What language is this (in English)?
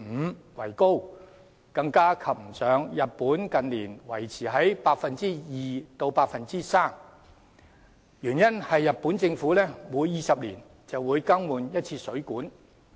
Cantonese